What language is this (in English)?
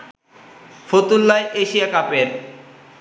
Bangla